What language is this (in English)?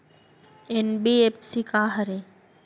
Chhattisgarhi